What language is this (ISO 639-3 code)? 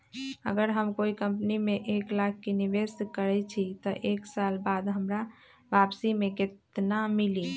mag